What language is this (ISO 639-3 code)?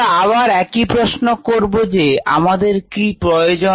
ben